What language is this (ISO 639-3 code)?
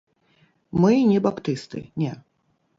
bel